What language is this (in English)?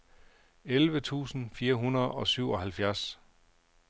Danish